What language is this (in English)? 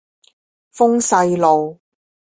Chinese